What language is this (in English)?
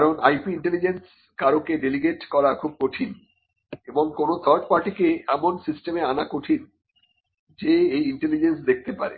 Bangla